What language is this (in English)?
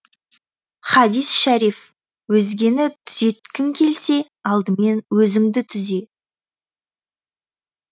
Kazakh